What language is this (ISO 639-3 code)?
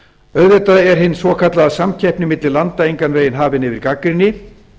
isl